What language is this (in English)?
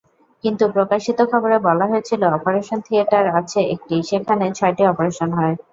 Bangla